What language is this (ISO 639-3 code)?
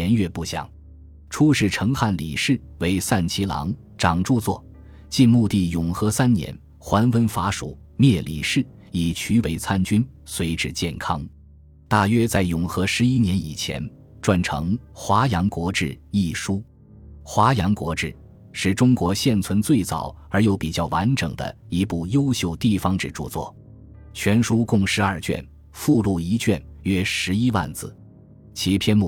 zho